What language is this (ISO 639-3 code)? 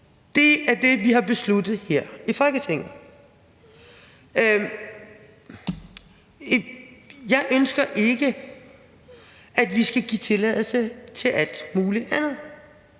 dan